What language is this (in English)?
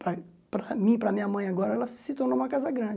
Portuguese